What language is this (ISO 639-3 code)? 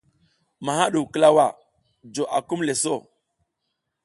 giz